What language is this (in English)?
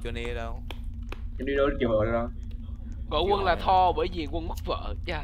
Vietnamese